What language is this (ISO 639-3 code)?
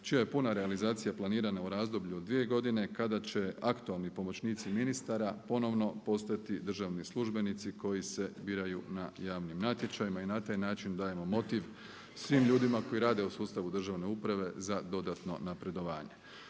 hrv